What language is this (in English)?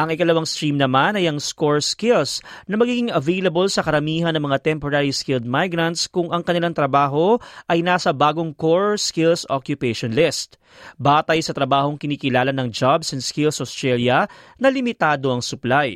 Filipino